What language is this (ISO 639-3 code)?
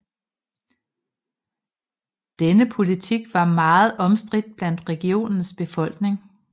dan